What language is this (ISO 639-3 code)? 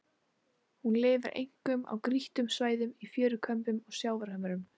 isl